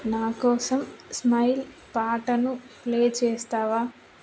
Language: Telugu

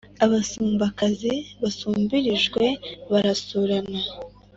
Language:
Kinyarwanda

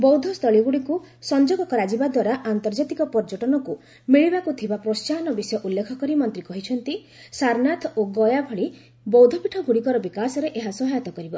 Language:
Odia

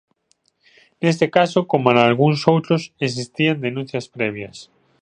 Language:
Galician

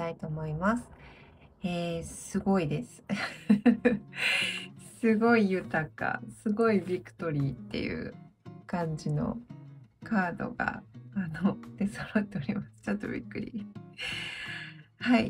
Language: Japanese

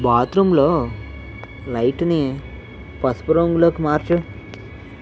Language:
Telugu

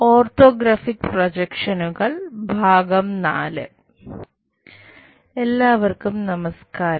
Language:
Malayalam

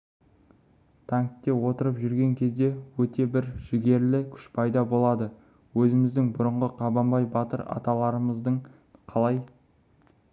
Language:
Kazakh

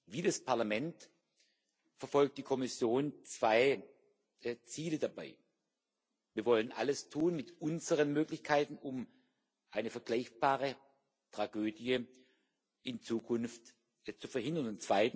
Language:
German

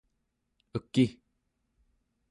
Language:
Central Yupik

